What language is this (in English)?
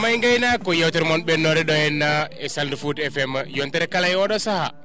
Fula